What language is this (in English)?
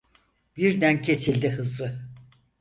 Turkish